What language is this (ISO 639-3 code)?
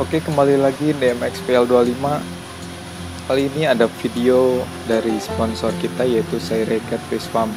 ind